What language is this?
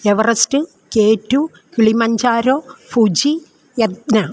Malayalam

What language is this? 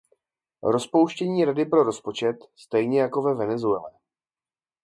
Czech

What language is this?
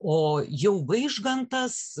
Lithuanian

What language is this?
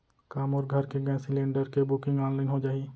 Chhattisgarhi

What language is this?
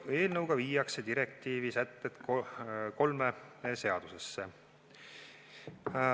Estonian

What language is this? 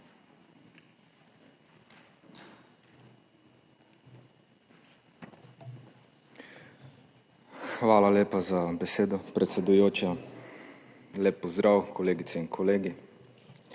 Slovenian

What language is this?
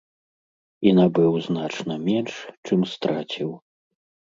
Belarusian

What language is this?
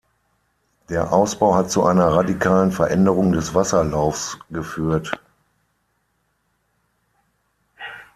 German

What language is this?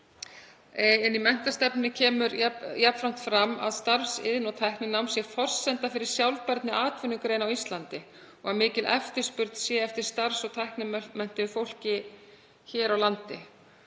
Icelandic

